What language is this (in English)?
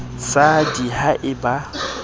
Southern Sotho